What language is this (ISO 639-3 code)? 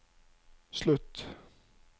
nor